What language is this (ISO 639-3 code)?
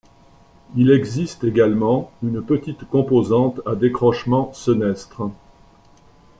fra